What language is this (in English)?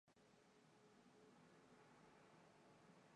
Spanish